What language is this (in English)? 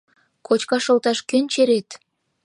Mari